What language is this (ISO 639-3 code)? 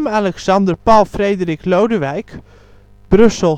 nld